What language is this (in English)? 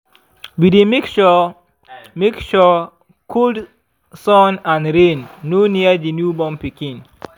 Nigerian Pidgin